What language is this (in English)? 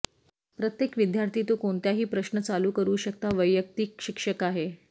Marathi